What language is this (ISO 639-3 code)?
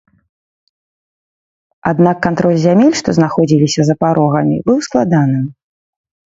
bel